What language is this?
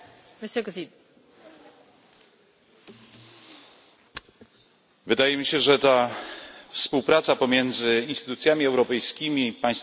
Polish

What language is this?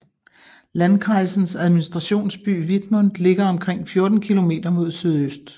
Danish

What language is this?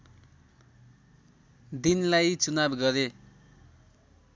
Nepali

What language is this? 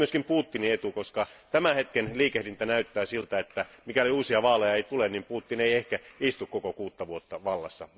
Finnish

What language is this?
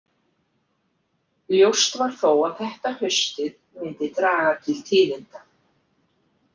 Icelandic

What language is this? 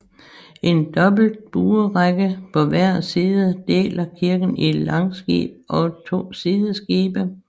Danish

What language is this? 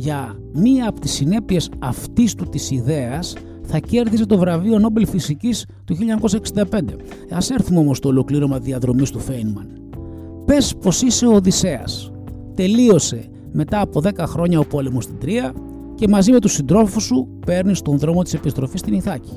Greek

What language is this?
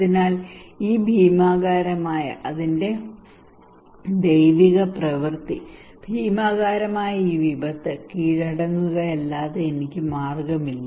Malayalam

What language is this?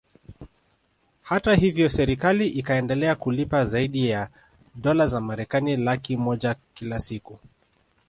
Swahili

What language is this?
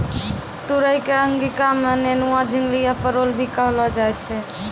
Maithili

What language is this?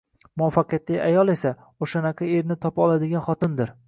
Uzbek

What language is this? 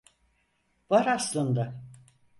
Turkish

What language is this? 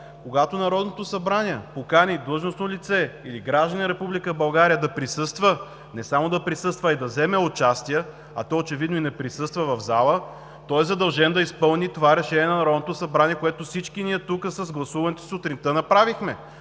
Bulgarian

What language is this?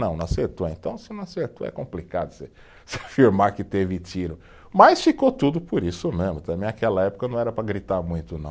Portuguese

